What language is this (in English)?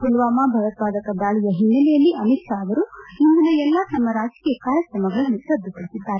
Kannada